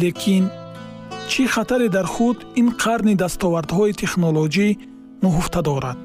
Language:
Persian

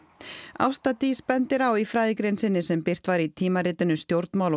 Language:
Icelandic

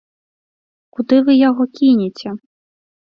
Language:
Belarusian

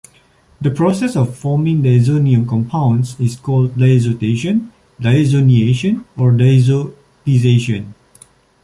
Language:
English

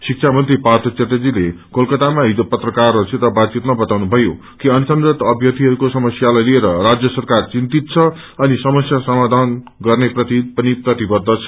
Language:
Nepali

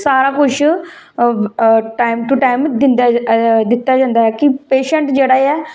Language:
Dogri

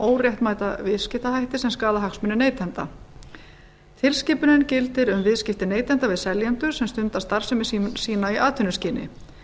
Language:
Icelandic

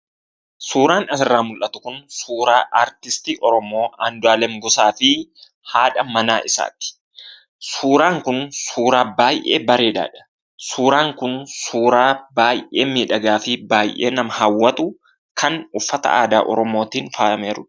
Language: Oromo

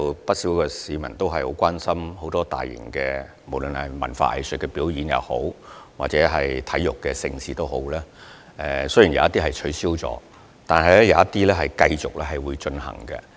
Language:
Cantonese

